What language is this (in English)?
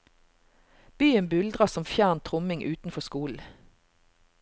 Norwegian